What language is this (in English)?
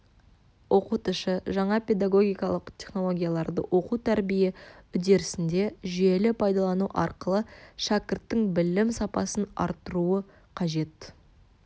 Kazakh